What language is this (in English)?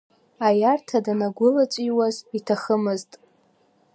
Abkhazian